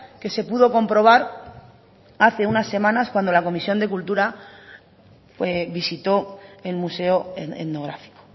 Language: Spanish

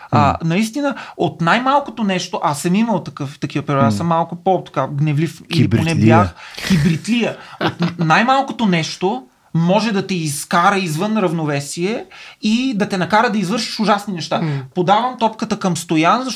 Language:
Bulgarian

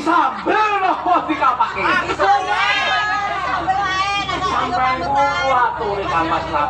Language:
Indonesian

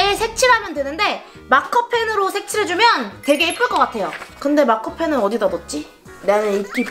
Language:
Korean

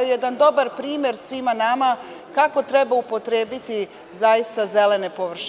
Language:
Serbian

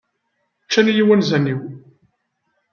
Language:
Kabyle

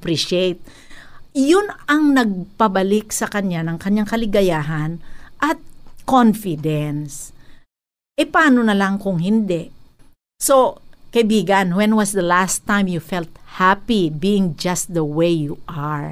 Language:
Filipino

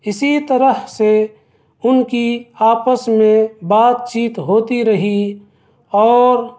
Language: Urdu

